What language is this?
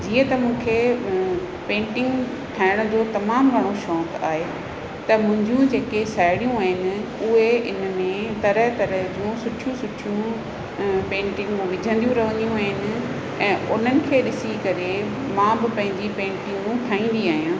Sindhi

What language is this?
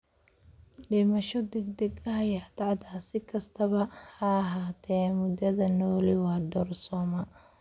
Somali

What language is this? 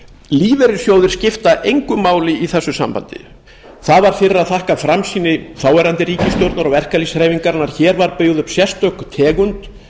Icelandic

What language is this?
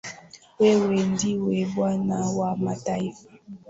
Swahili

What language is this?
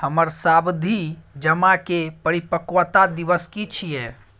Maithili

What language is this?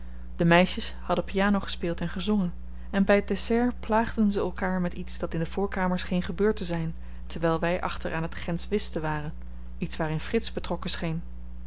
Dutch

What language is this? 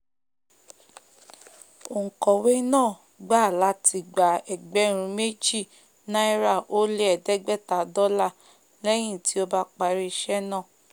Yoruba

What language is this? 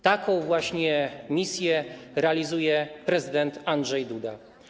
Polish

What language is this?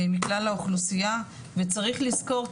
Hebrew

